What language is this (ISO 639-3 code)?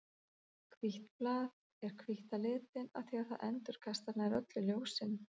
isl